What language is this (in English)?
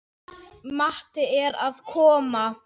Icelandic